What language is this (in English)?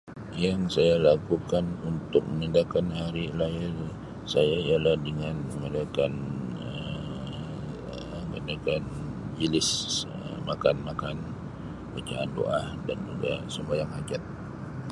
Sabah Malay